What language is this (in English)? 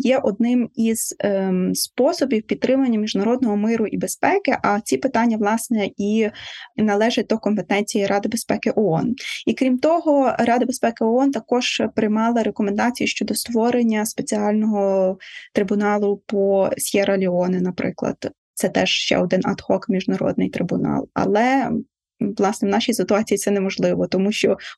Ukrainian